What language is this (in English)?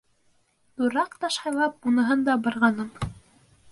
Bashkir